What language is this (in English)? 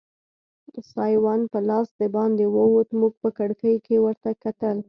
Pashto